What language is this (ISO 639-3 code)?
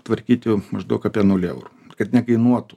lit